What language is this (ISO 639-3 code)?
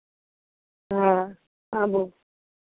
mai